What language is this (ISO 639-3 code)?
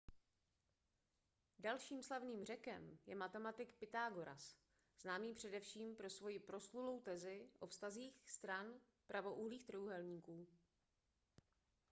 ces